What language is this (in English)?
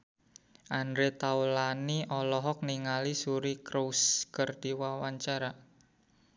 Sundanese